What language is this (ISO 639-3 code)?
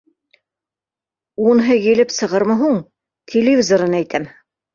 bak